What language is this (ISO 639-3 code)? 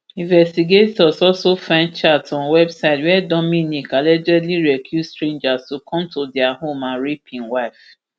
pcm